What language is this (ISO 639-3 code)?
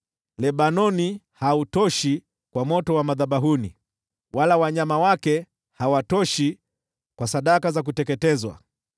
swa